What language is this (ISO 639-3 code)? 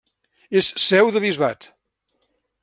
cat